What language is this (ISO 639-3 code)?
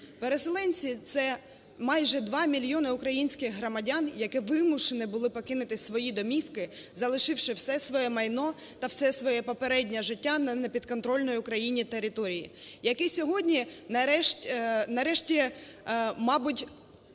ukr